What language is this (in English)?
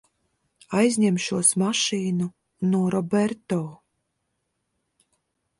Latvian